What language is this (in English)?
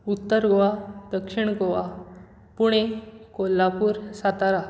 Konkani